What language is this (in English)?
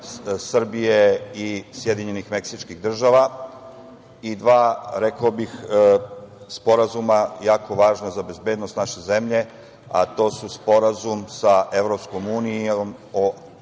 Serbian